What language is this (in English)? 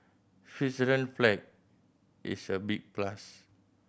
English